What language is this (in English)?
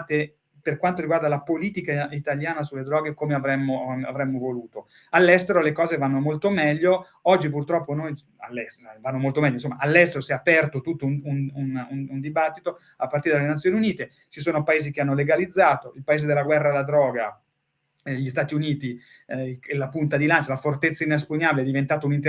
Italian